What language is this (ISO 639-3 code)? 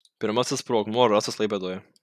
lit